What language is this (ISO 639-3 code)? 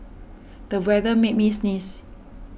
eng